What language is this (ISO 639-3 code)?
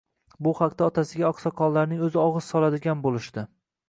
uzb